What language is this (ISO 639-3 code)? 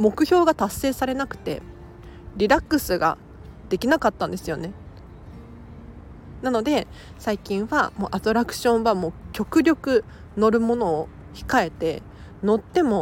jpn